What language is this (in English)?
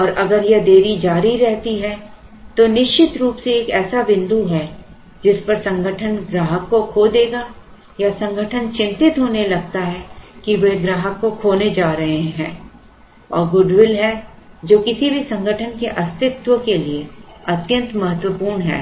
Hindi